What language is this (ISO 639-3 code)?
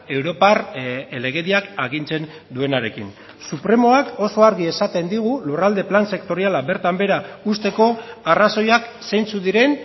eus